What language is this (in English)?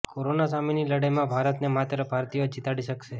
Gujarati